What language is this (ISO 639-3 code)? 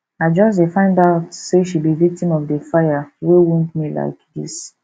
pcm